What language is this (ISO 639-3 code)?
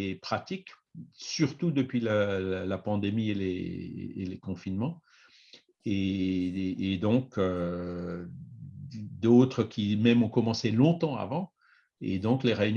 fra